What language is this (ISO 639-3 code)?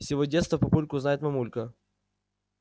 rus